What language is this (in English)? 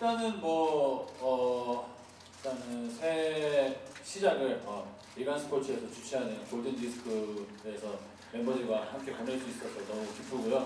Korean